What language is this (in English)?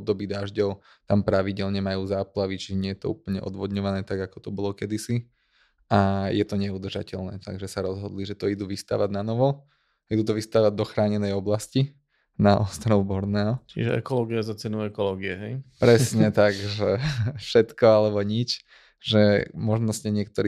Slovak